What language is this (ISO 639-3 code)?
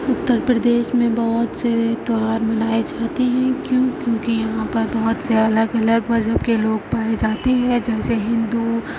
urd